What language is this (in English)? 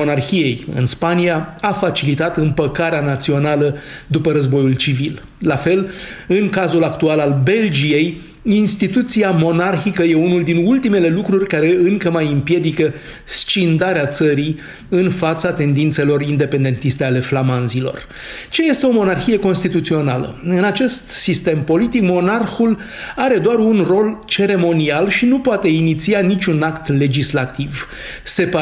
Romanian